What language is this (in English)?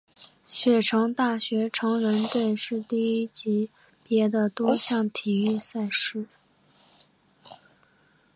Chinese